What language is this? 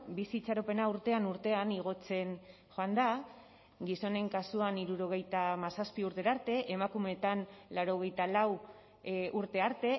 Basque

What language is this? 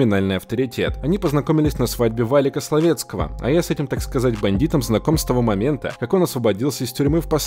Russian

